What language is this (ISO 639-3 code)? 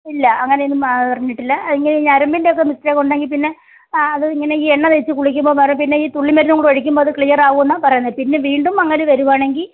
mal